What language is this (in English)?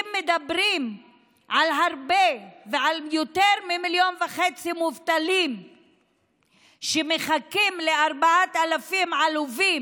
Hebrew